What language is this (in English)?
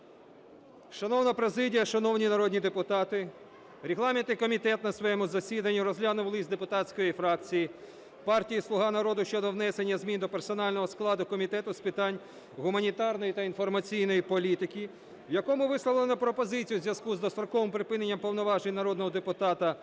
Ukrainian